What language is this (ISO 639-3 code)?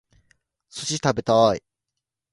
jpn